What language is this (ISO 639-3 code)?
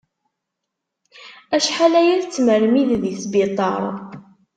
kab